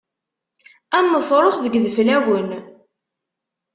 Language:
Kabyle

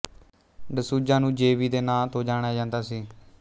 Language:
Punjabi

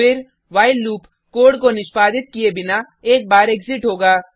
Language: Hindi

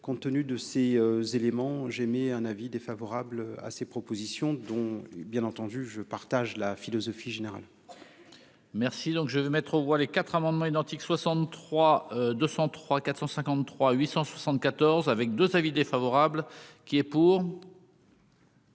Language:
French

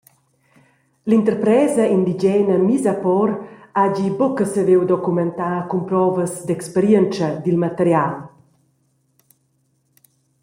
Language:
Romansh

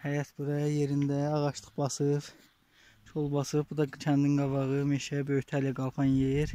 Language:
Turkish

